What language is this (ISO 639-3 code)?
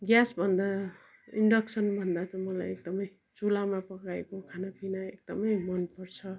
nep